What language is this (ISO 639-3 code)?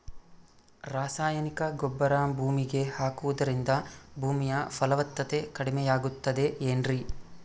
kan